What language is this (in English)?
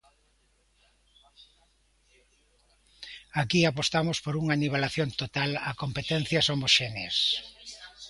Galician